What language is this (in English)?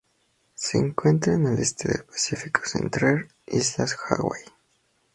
Spanish